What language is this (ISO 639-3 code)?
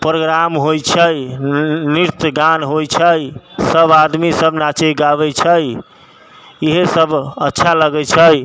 mai